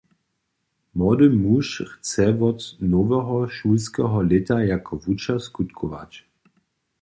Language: Upper Sorbian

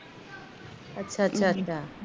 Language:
Punjabi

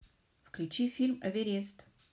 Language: Russian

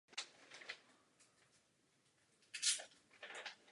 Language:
Czech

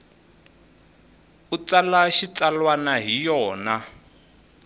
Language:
Tsonga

